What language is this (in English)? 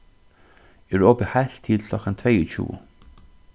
Faroese